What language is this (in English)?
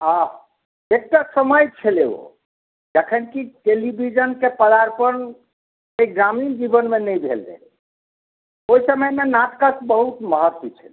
Maithili